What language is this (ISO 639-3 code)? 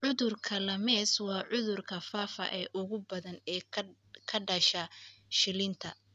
som